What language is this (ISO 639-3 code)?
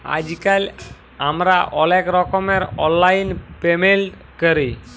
ben